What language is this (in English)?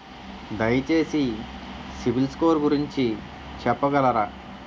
Telugu